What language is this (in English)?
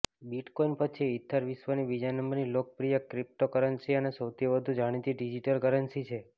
Gujarati